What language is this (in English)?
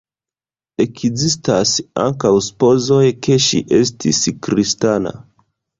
Esperanto